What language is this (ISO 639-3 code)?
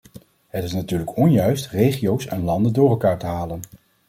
nld